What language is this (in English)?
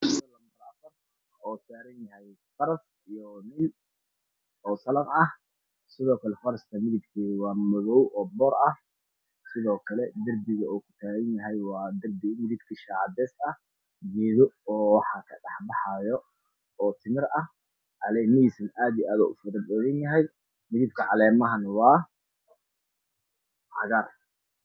Somali